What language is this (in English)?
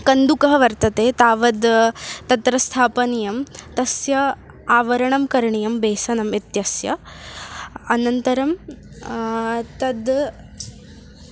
Sanskrit